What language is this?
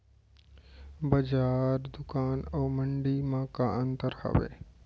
Chhattisgarhi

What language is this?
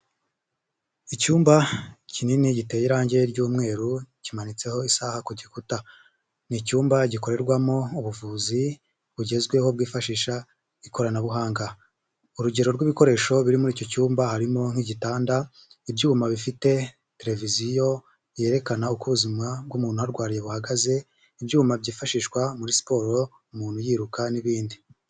Kinyarwanda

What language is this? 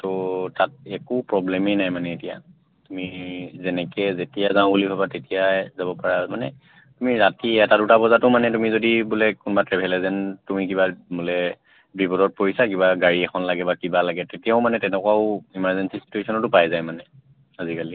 Assamese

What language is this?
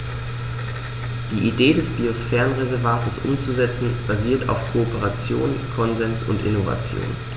German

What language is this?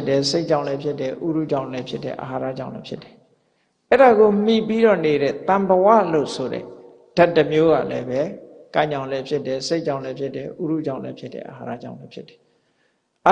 Burmese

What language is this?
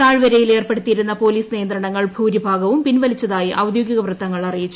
Malayalam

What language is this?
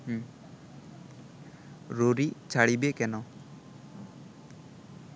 Bangla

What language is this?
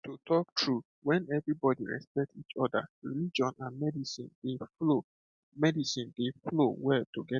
Nigerian Pidgin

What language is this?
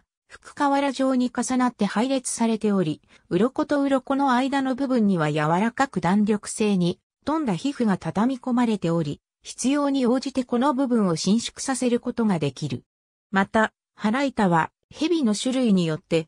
Japanese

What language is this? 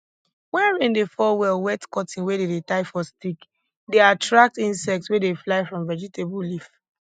Nigerian Pidgin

